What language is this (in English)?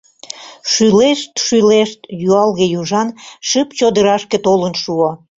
Mari